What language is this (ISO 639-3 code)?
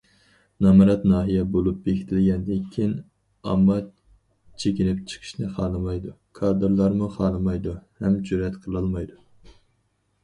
uig